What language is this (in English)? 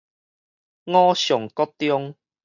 Min Nan Chinese